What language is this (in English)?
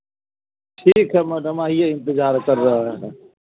Hindi